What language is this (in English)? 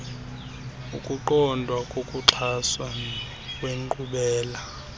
Xhosa